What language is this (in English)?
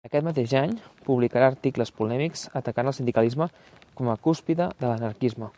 Catalan